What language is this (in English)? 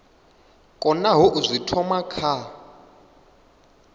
Venda